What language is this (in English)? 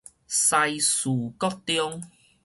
Min Nan Chinese